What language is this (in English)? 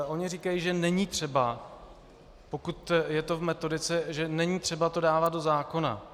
Czech